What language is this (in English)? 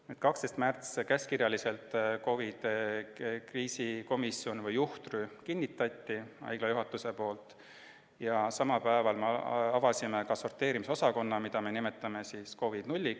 Estonian